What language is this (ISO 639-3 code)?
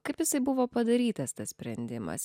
lit